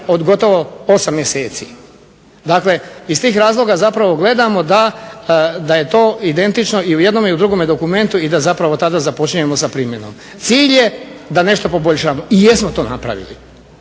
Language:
Croatian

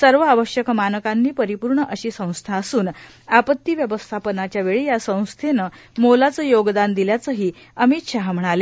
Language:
Marathi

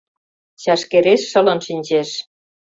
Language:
Mari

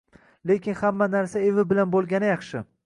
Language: Uzbek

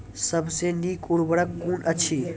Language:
Maithili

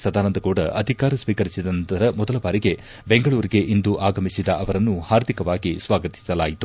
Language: Kannada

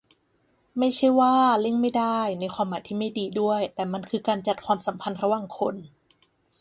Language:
Thai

